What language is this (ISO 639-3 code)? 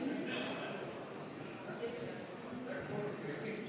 est